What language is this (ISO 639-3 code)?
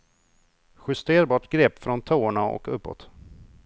swe